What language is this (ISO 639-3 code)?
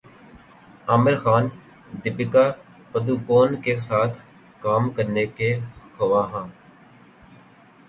urd